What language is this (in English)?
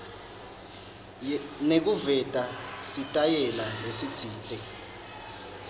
Swati